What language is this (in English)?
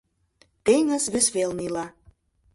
Mari